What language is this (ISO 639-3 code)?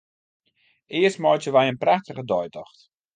fry